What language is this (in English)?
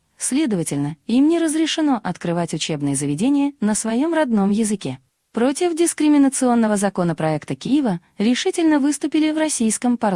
Russian